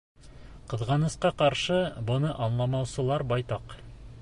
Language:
Bashkir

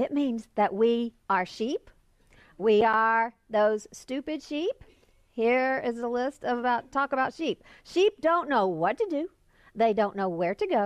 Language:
English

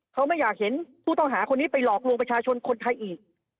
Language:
Thai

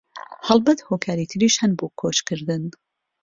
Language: Central Kurdish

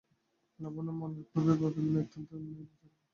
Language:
Bangla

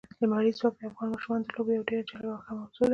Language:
Pashto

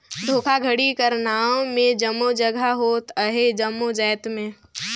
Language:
Chhattisgarhi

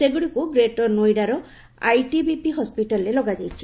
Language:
Odia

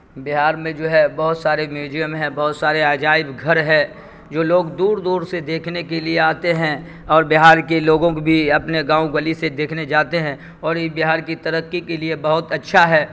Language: Urdu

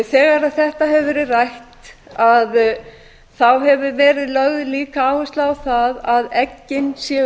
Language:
Icelandic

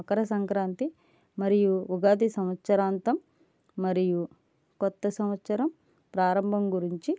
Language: Telugu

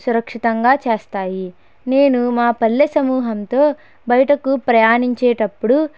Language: Telugu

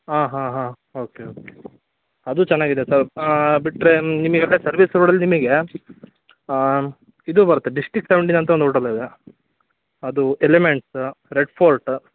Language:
Kannada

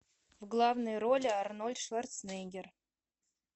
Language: Russian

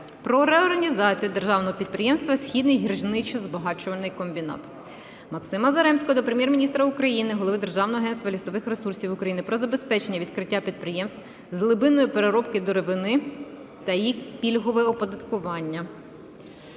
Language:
Ukrainian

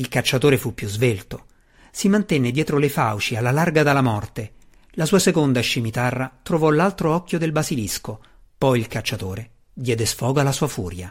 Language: Italian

